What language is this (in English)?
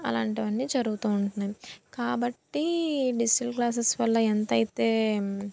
Telugu